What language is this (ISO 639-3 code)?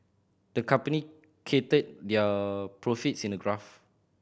eng